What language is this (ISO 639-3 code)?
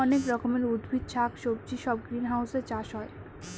ben